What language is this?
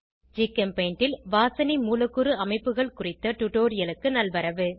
Tamil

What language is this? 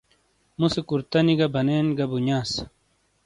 Shina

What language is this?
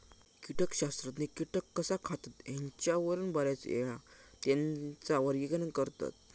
Marathi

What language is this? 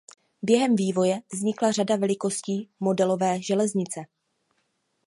Czech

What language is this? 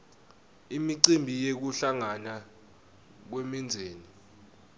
Swati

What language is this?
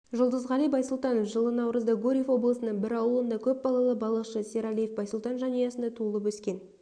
Kazakh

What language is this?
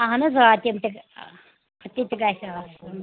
Kashmiri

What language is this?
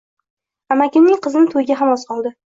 Uzbek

